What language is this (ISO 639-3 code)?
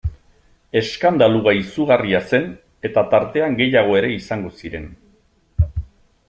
eus